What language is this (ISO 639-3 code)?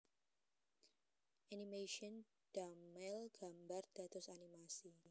jav